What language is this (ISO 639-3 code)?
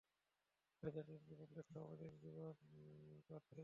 ben